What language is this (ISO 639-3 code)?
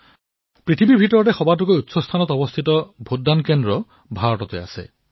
asm